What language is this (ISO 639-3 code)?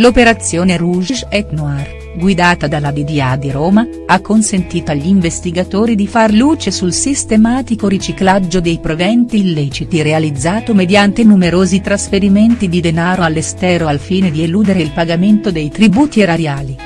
ita